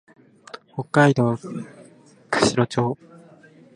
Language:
Japanese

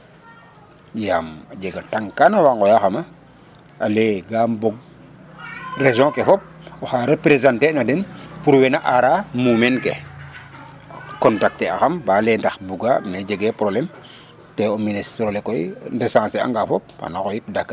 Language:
Serer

